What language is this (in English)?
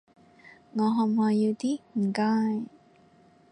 Cantonese